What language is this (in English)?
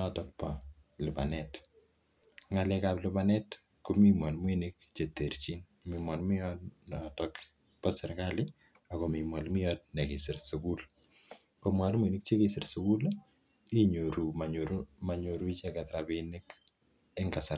Kalenjin